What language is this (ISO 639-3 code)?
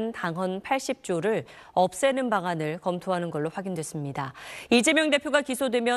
kor